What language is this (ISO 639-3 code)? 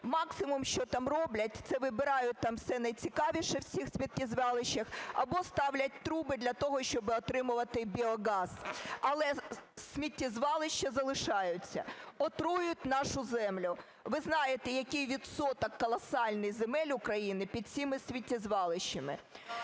ukr